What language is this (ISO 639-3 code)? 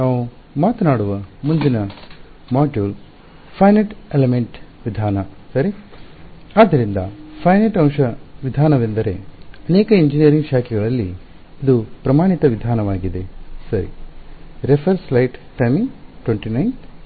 kan